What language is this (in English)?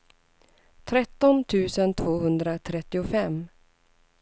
Swedish